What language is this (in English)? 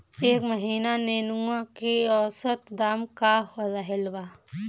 Bhojpuri